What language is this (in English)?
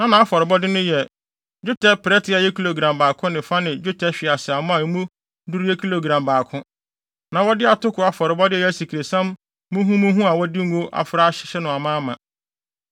Akan